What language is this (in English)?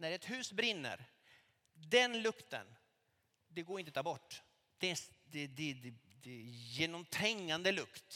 Swedish